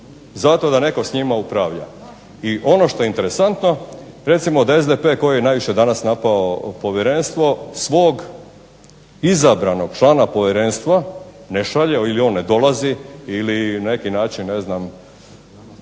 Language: Croatian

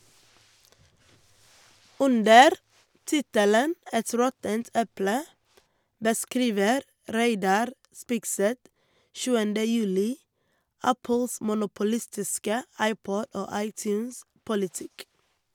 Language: Norwegian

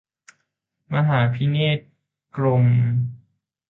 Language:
Thai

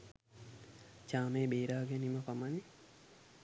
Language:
Sinhala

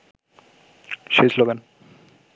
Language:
Bangla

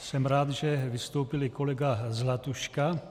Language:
Czech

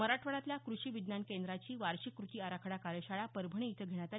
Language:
Marathi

